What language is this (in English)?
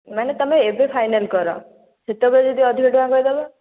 Odia